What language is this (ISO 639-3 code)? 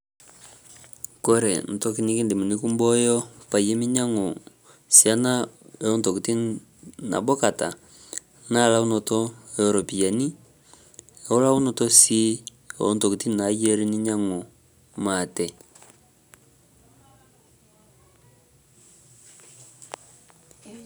mas